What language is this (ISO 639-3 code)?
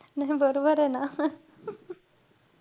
mar